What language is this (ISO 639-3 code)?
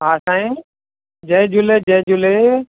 snd